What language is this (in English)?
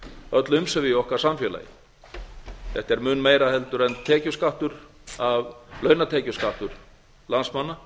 Icelandic